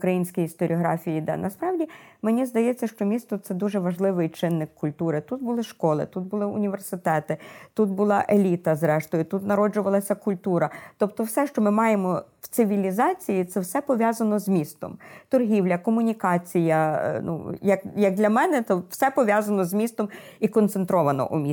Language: Ukrainian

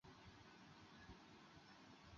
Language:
Chinese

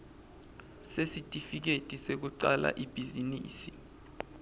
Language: Swati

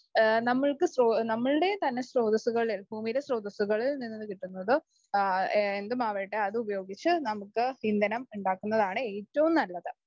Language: Malayalam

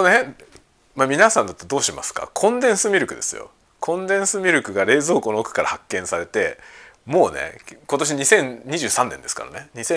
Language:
Japanese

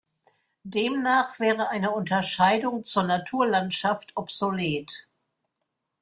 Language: German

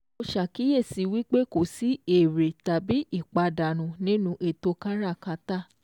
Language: Yoruba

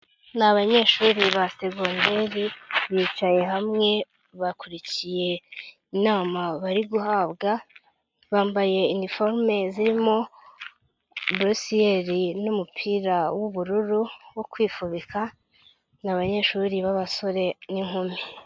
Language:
Kinyarwanda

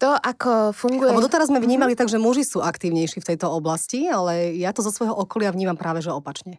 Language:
Slovak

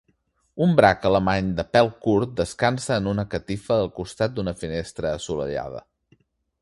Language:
Catalan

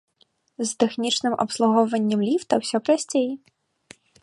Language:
Belarusian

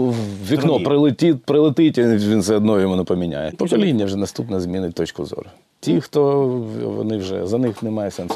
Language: Ukrainian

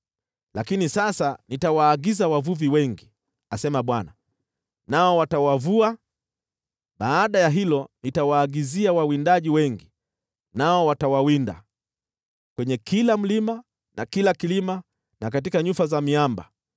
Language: Swahili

